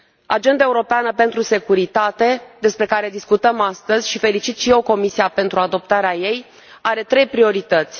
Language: Romanian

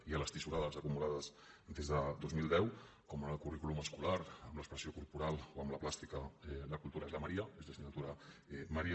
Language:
Catalan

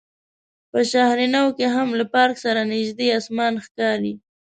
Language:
Pashto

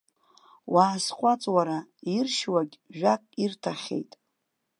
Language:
Abkhazian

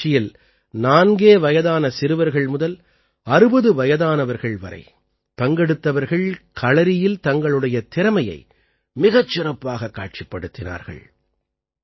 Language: Tamil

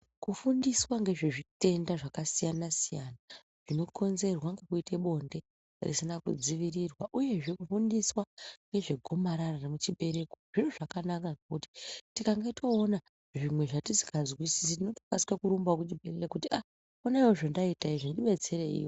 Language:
Ndau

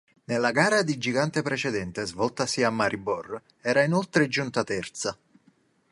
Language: Italian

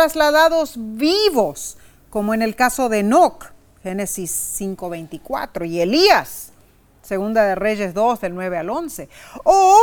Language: Spanish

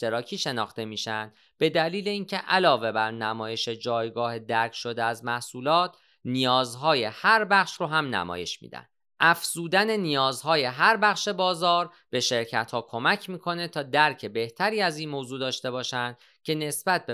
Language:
Persian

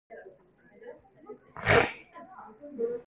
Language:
Cantonese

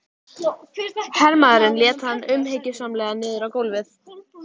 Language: Icelandic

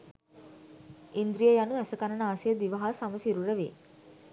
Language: Sinhala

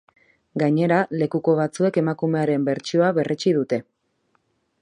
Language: Basque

